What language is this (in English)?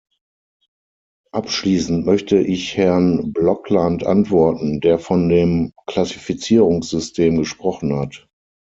German